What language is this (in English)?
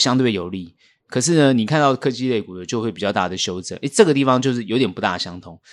Chinese